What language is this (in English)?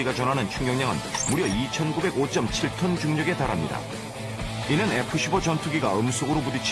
Korean